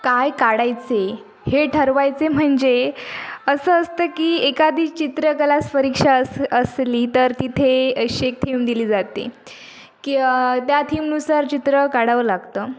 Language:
Marathi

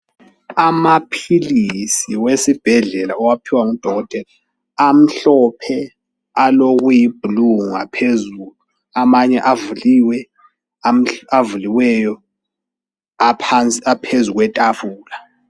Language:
North Ndebele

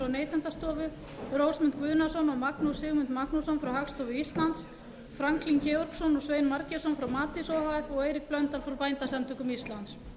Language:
Icelandic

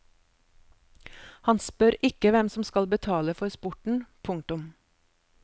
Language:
Norwegian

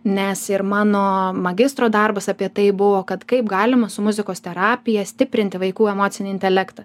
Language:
Lithuanian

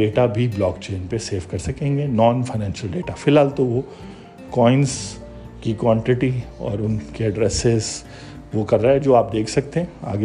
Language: Urdu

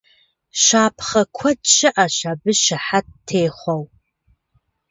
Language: Kabardian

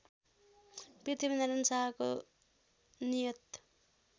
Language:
Nepali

